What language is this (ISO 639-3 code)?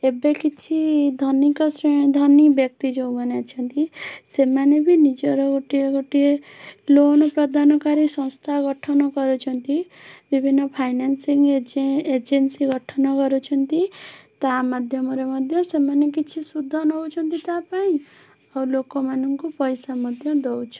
ori